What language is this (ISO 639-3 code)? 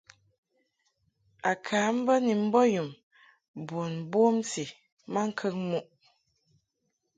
mhk